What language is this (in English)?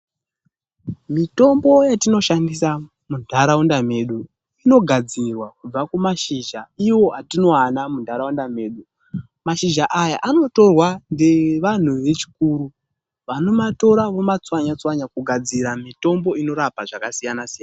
Ndau